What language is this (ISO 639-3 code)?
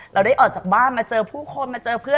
tha